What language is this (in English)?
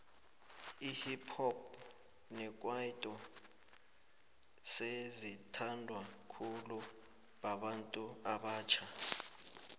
South Ndebele